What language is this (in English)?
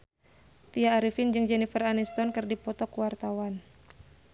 Sundanese